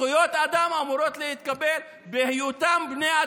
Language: Hebrew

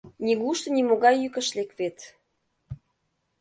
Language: Mari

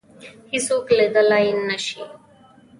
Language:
Pashto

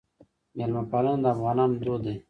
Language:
Pashto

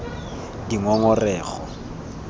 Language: Tswana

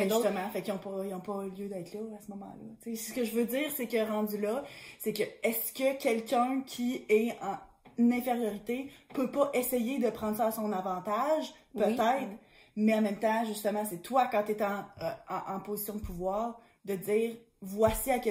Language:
French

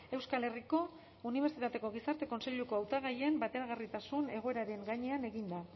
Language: Basque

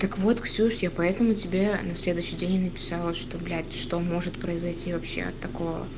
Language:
Russian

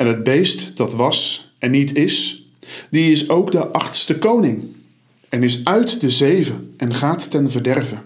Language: Dutch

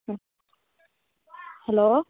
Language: Tamil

